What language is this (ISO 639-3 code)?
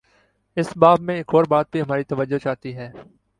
urd